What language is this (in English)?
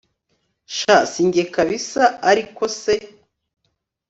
Kinyarwanda